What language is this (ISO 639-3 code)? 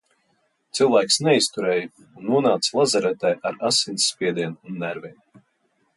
lav